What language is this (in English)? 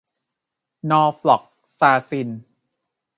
Thai